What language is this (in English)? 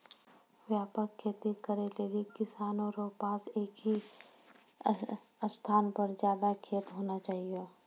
Maithili